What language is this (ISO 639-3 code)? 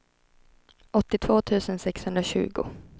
swe